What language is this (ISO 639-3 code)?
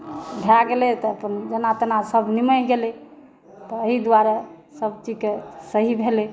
mai